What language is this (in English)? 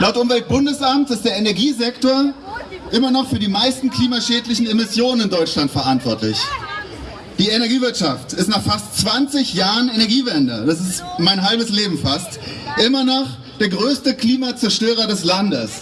German